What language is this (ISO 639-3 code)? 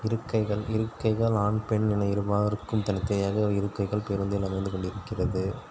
tam